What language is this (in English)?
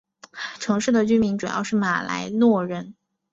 Chinese